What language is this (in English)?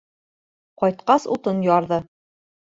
Bashkir